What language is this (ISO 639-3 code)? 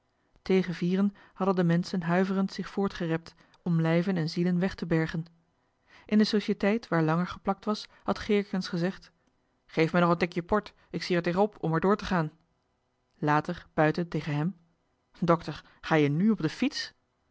nld